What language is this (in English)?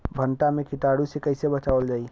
Bhojpuri